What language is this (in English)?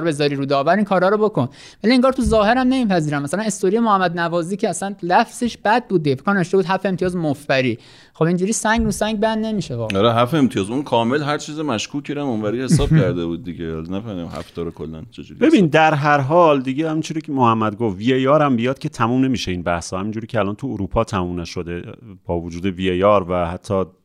Persian